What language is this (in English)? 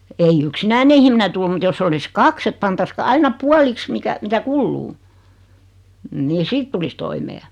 Finnish